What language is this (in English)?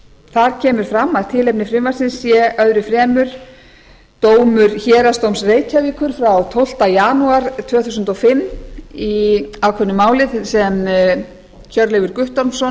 Icelandic